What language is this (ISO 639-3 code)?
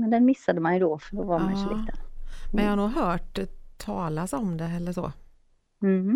swe